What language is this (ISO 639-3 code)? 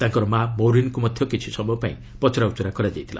ori